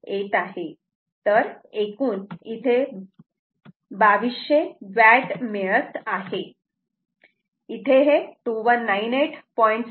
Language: Marathi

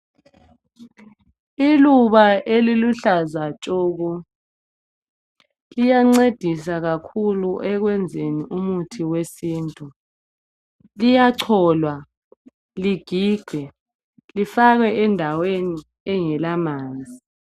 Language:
North Ndebele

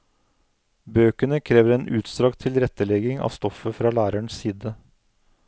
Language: Norwegian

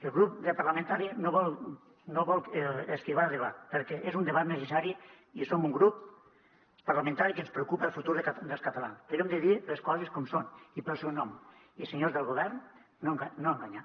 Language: Catalan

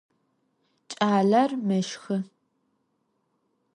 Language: Adyghe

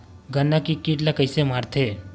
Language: Chhattisgarhi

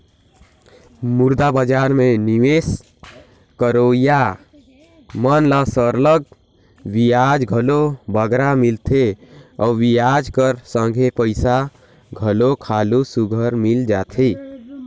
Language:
Chhattisgarhi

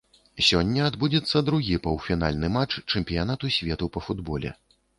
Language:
Belarusian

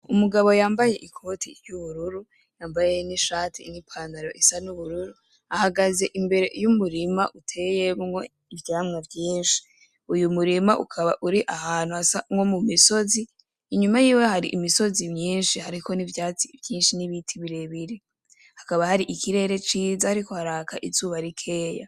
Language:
Rundi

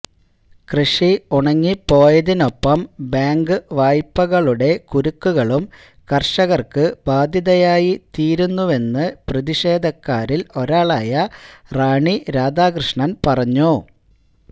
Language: Malayalam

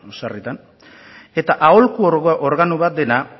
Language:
Basque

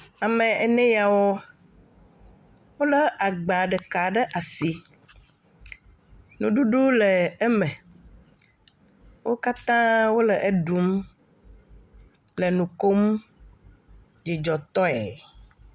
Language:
Ewe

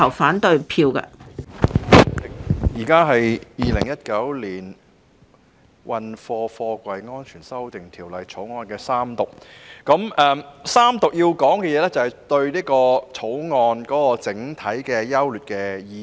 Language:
Cantonese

